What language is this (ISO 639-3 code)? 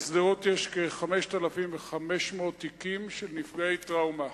heb